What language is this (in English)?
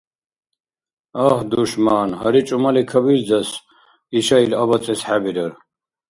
Dargwa